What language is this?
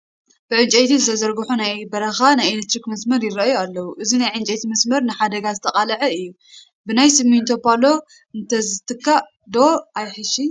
Tigrinya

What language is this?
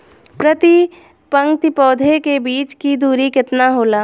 Bhojpuri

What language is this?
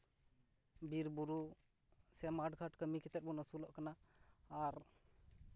Santali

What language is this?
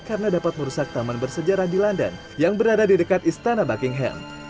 Indonesian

